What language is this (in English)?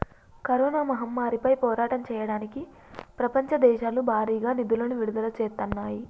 Telugu